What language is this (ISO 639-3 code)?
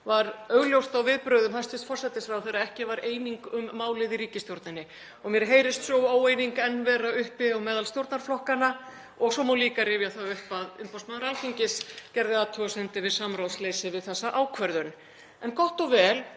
isl